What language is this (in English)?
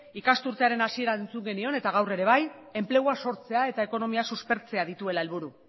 Basque